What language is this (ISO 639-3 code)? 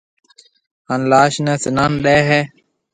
mve